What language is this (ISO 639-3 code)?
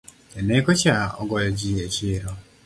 luo